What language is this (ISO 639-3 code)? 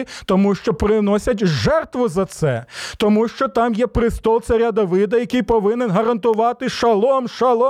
ukr